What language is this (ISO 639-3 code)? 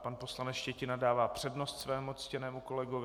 ces